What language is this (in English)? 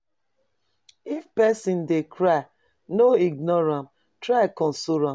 Nigerian Pidgin